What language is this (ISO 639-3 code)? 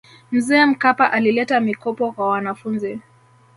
swa